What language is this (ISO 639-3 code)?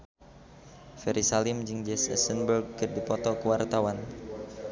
sun